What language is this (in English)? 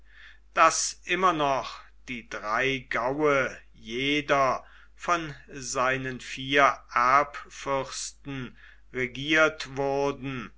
German